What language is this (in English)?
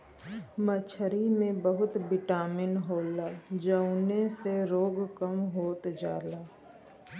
Bhojpuri